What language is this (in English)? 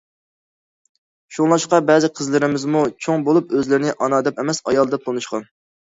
Uyghur